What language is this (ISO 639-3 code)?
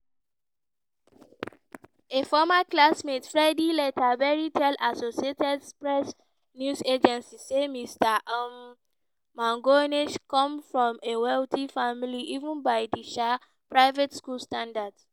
pcm